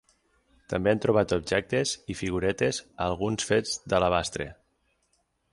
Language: Catalan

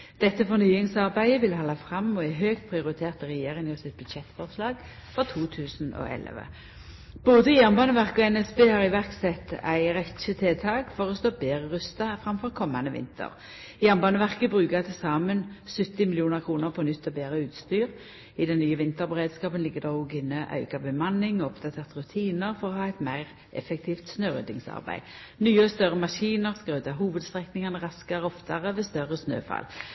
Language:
Norwegian Nynorsk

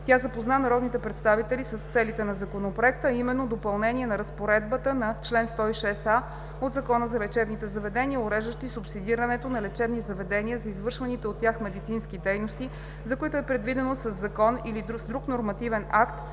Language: Bulgarian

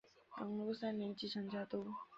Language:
Chinese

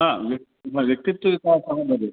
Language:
Sanskrit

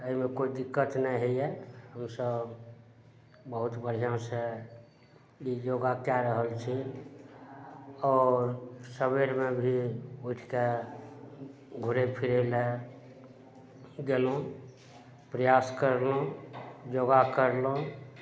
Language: Maithili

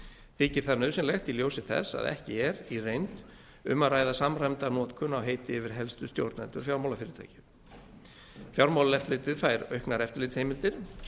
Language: Icelandic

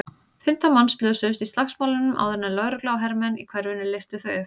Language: Icelandic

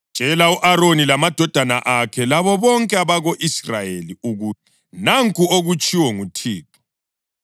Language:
North Ndebele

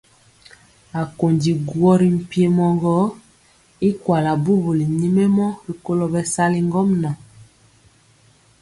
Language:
Mpiemo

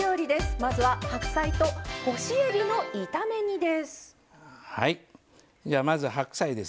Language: Japanese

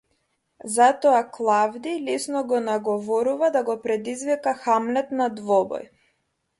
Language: Macedonian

